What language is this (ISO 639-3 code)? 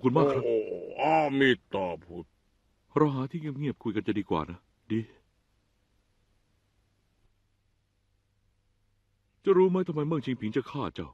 tha